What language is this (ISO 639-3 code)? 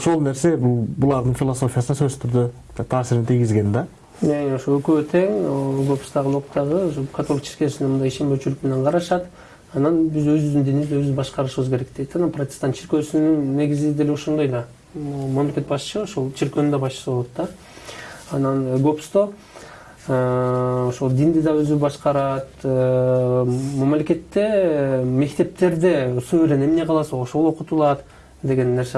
tur